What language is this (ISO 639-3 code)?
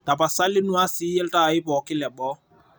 mas